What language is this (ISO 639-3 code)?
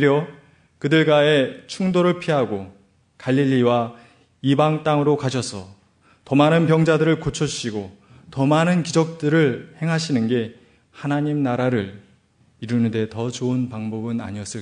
kor